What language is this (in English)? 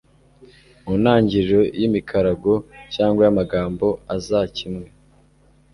Kinyarwanda